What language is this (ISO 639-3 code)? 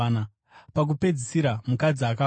sna